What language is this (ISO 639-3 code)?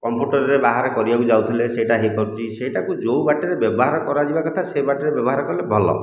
ori